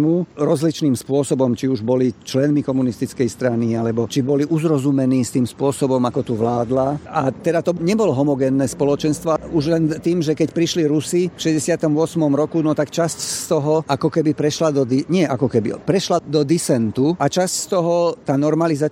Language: Slovak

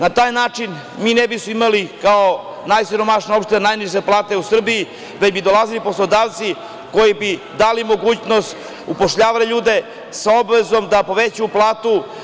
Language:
Serbian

